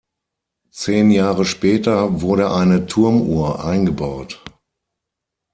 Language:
German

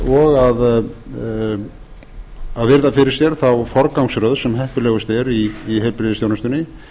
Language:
Icelandic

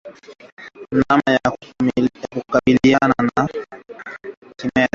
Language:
Swahili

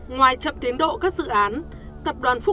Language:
Vietnamese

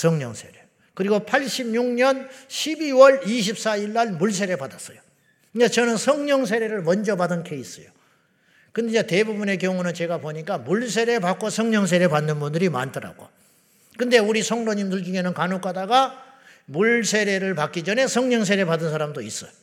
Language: Korean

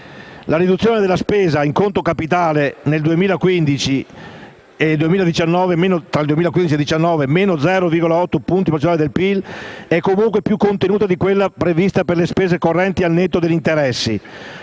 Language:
Italian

